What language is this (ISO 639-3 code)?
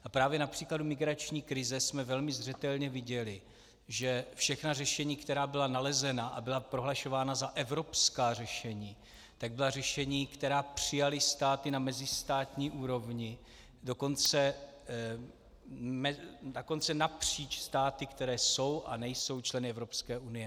ces